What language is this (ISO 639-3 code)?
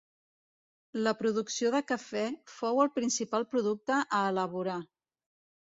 cat